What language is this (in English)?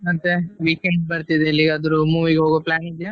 Kannada